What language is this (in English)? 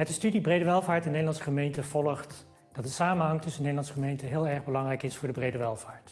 Dutch